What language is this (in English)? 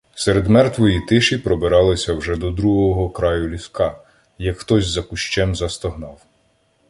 Ukrainian